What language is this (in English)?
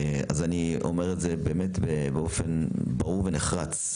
Hebrew